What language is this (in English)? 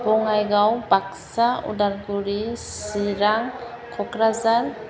Bodo